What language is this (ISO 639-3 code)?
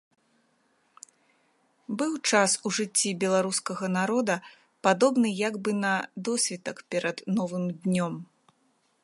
bel